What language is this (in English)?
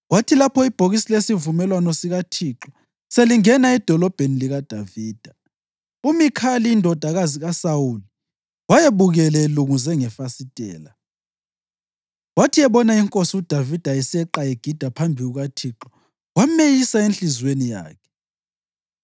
North Ndebele